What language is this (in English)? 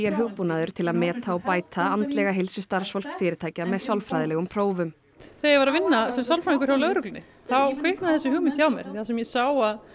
Icelandic